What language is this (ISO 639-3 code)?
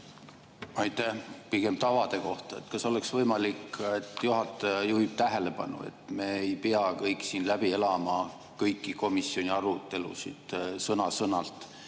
est